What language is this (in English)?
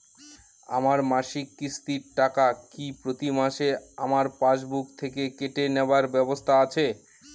Bangla